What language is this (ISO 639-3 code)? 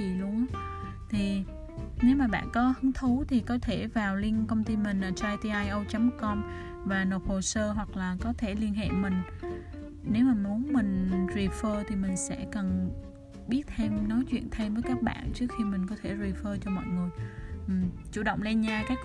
vie